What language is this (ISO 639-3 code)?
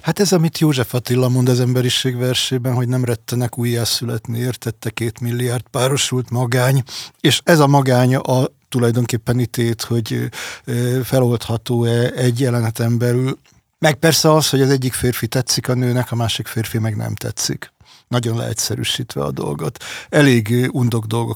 hun